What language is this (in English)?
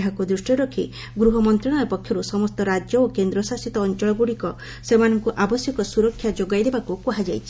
Odia